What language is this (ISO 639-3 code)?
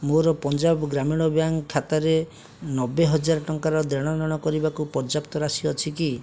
ori